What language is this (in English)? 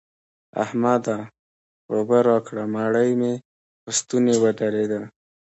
Pashto